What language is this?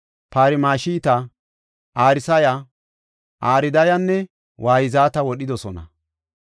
Gofa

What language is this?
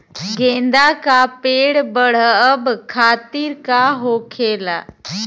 Bhojpuri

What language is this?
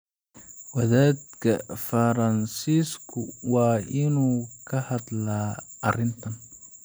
Somali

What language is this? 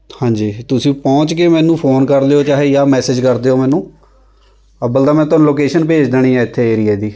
Punjabi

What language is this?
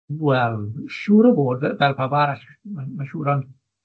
Welsh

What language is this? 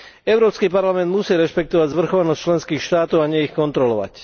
Slovak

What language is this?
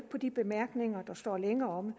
Danish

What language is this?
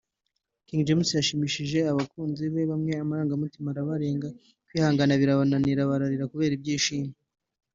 Kinyarwanda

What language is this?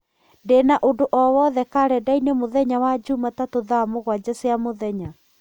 Kikuyu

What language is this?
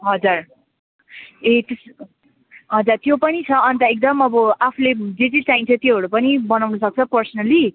Nepali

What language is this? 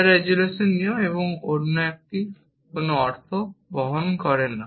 Bangla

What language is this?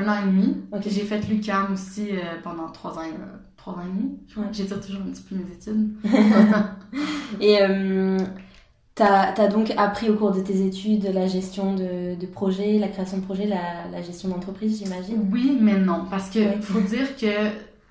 French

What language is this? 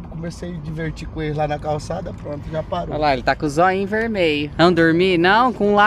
Portuguese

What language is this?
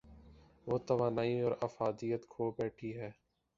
Urdu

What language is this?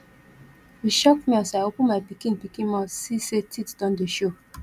Nigerian Pidgin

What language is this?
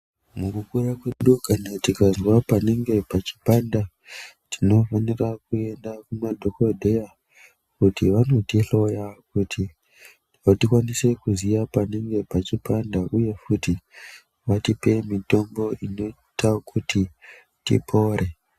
Ndau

